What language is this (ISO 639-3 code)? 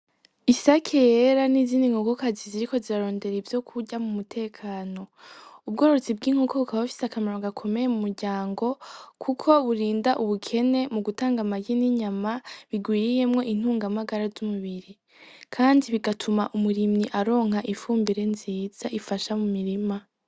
run